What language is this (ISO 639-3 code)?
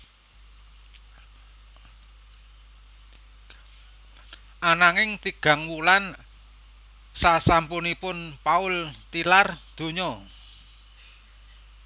jav